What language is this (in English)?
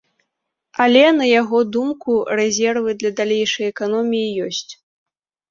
Belarusian